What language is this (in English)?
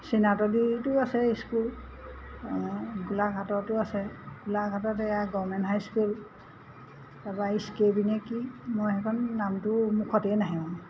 Assamese